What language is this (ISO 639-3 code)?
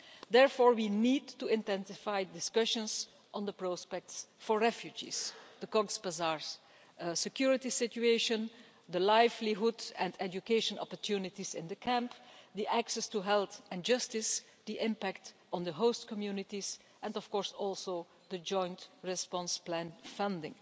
eng